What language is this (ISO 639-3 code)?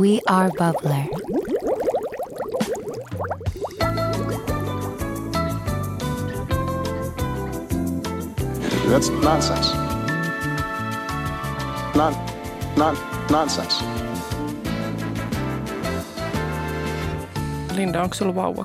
fin